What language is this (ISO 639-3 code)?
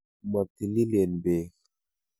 kln